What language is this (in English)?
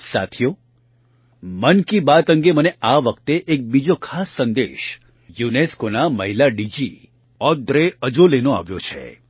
Gujarati